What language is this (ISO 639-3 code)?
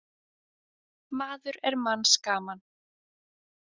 isl